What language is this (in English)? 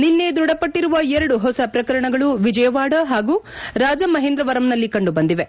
Kannada